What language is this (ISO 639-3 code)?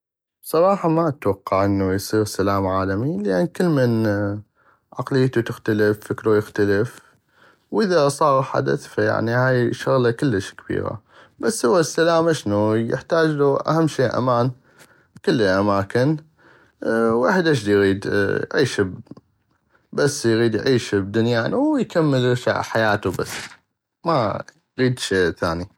ayp